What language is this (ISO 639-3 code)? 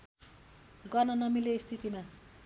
nep